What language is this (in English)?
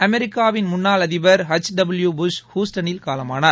Tamil